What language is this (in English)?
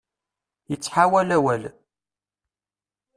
Kabyle